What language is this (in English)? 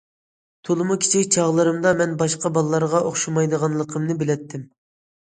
Uyghur